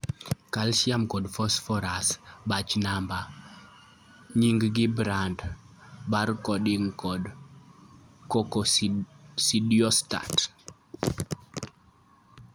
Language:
Luo (Kenya and Tanzania)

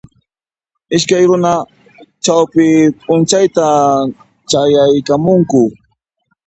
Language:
Puno Quechua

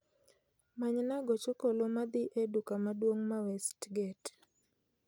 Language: Luo (Kenya and Tanzania)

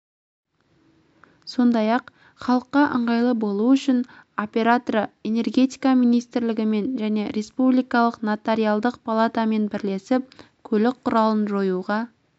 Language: Kazakh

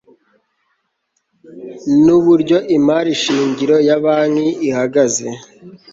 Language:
Kinyarwanda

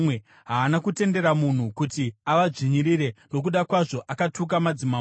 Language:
Shona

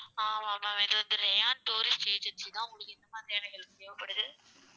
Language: Tamil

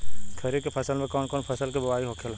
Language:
Bhojpuri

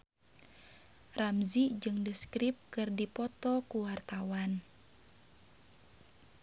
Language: Sundanese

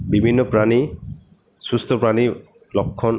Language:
Bangla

